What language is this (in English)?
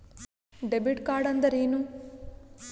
Kannada